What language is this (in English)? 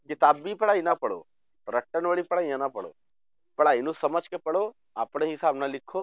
Punjabi